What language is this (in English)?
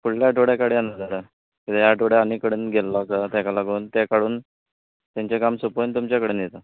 Konkani